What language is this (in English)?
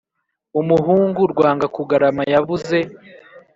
Kinyarwanda